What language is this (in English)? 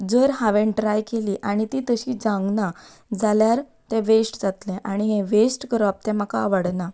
Konkani